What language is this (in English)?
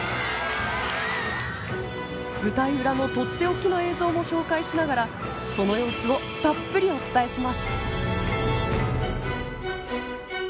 Japanese